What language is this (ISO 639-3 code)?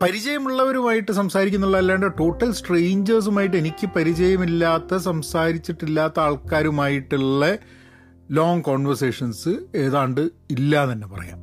mal